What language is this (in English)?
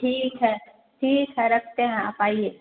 Hindi